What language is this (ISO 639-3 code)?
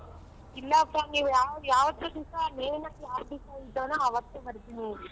kan